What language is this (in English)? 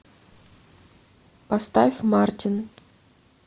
Russian